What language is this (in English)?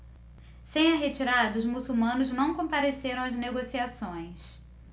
Portuguese